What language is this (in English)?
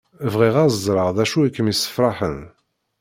Kabyle